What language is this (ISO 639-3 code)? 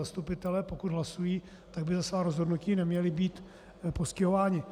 ces